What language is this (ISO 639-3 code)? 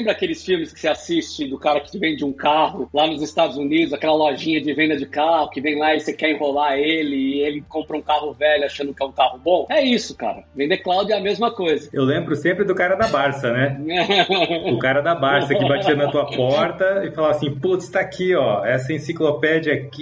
por